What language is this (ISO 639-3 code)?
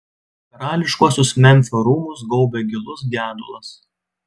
lit